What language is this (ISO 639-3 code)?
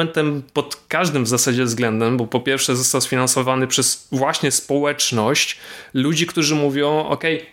pol